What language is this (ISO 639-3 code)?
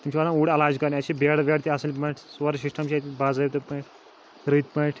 kas